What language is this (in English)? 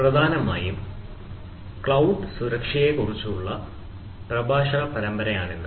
Malayalam